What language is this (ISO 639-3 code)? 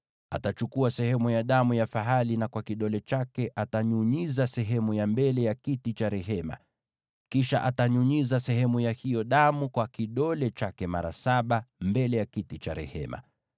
swa